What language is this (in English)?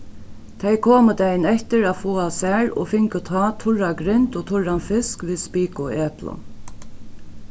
Faroese